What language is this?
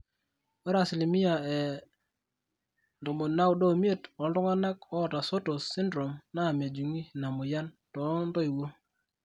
Masai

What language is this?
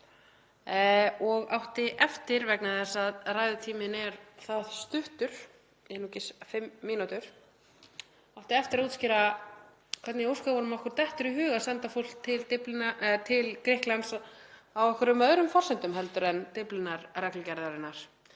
Icelandic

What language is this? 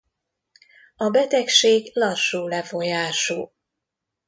Hungarian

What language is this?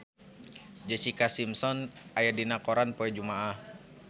Sundanese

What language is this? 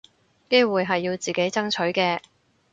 Cantonese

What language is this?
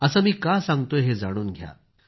Marathi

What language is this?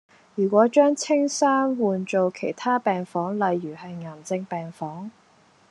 Cantonese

